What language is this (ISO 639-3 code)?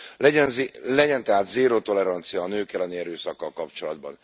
hun